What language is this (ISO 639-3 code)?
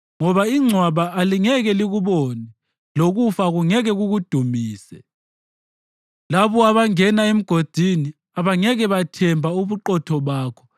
nde